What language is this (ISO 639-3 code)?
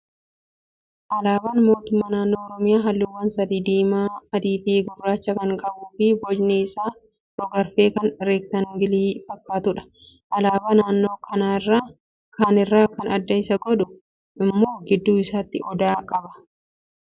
orm